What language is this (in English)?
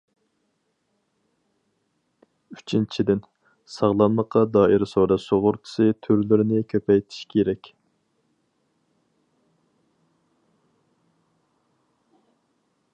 Uyghur